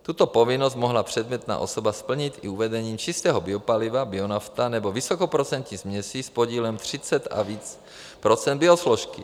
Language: Czech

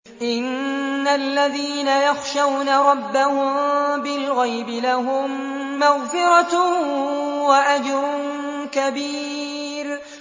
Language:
Arabic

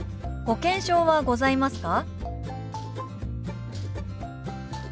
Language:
Japanese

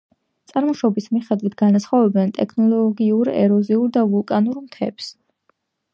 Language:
Georgian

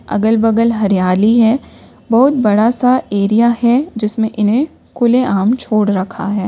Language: Hindi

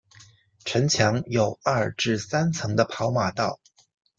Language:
Chinese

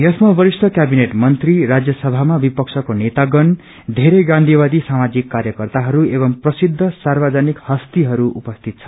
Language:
Nepali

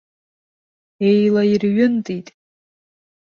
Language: Abkhazian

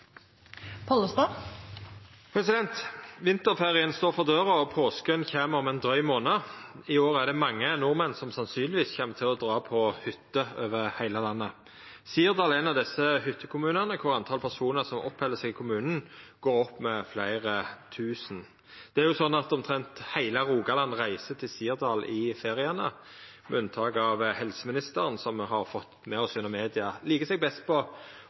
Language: Norwegian Nynorsk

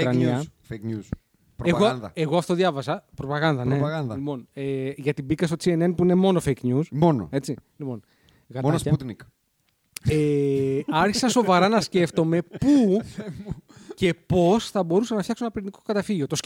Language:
Greek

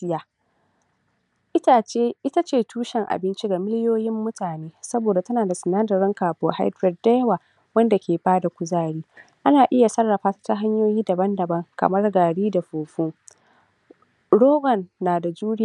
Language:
Hausa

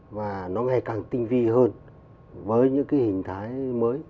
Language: Vietnamese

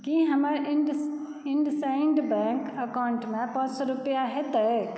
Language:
Maithili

